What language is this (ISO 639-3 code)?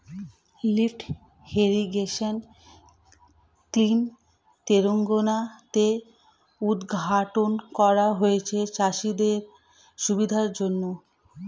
ben